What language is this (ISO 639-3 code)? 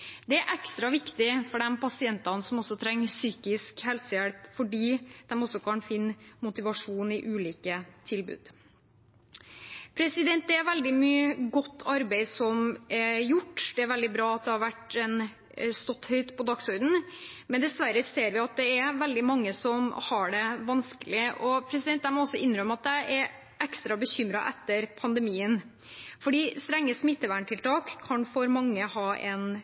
nob